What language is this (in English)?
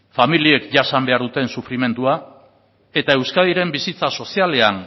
Basque